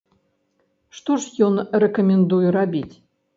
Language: Belarusian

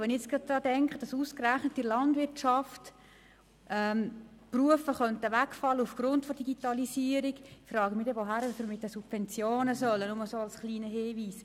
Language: Swiss German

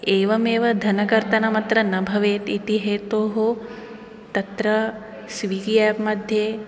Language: Sanskrit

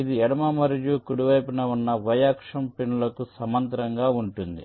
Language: Telugu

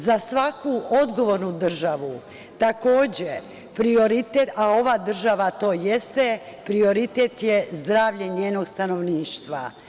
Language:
Serbian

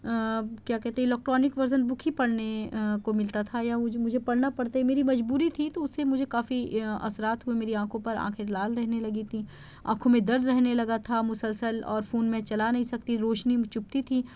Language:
Urdu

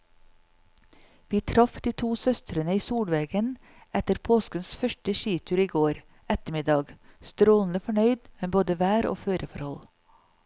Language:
Norwegian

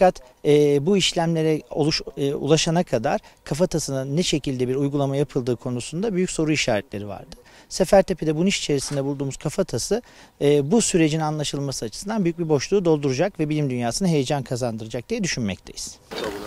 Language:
Turkish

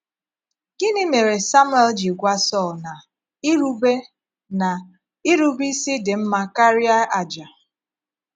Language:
Igbo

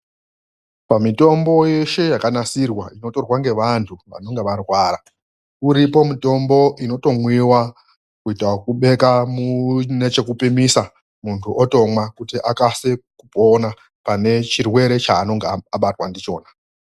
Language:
Ndau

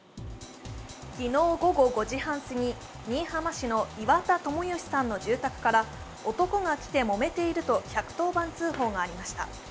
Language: Japanese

